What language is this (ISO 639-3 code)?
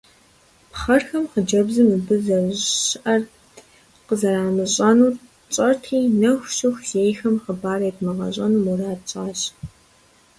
kbd